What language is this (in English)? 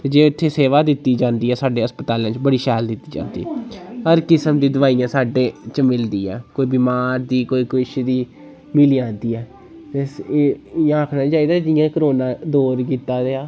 Dogri